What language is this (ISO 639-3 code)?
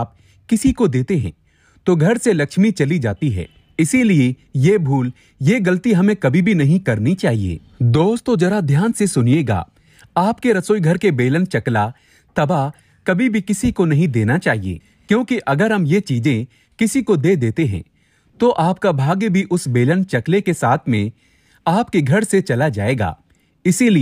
hin